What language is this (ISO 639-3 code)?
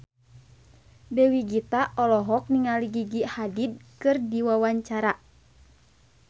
sun